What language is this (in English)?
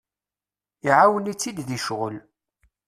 Kabyle